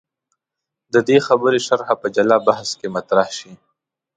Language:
Pashto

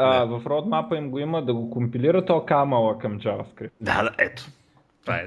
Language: Bulgarian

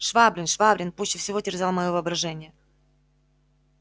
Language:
Russian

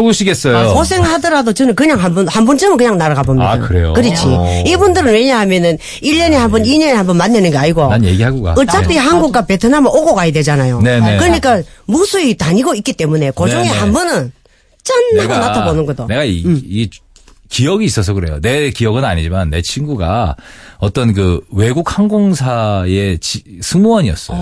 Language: Korean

